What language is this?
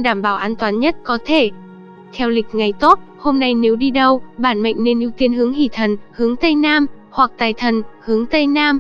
Vietnamese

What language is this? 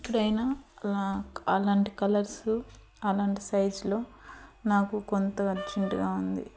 Telugu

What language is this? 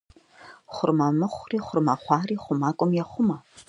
Kabardian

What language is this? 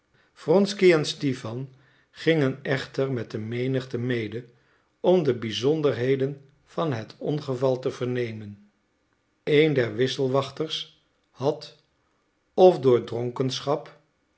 Dutch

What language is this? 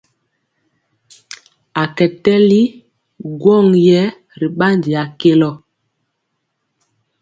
Mpiemo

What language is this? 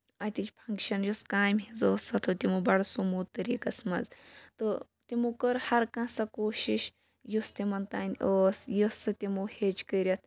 Kashmiri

